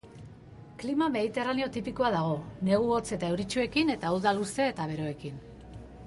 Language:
Basque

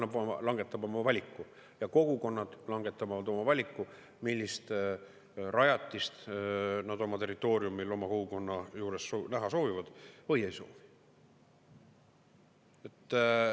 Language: Estonian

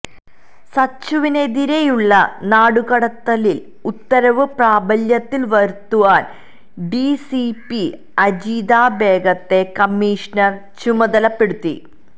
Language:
Malayalam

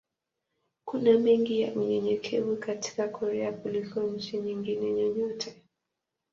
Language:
Swahili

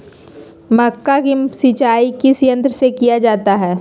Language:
Magahi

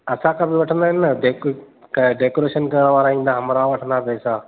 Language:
Sindhi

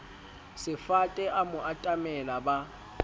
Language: Southern Sotho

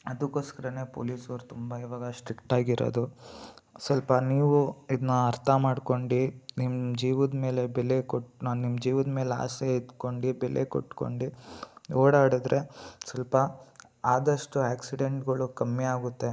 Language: Kannada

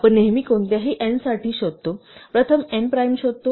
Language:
Marathi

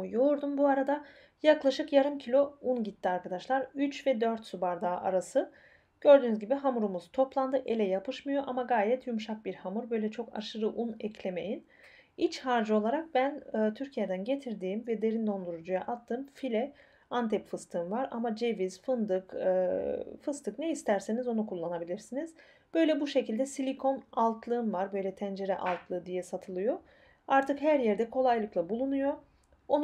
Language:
Turkish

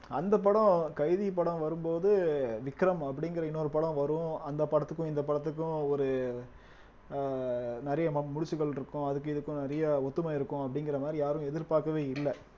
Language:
Tamil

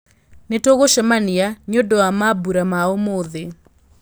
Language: Kikuyu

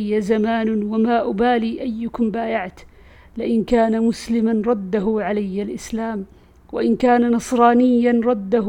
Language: Arabic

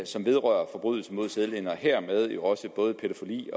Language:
Danish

